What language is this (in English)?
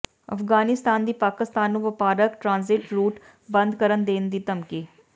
Punjabi